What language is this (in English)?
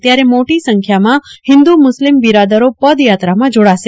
Gujarati